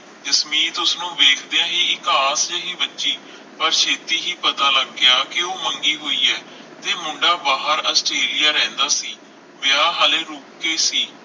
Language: Punjabi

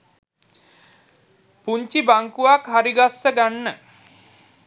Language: Sinhala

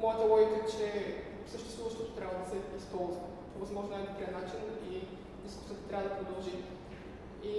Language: Bulgarian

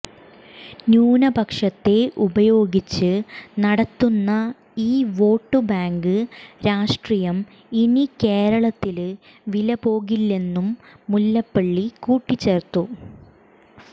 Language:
Malayalam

